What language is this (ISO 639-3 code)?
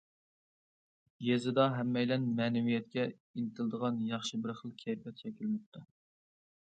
uig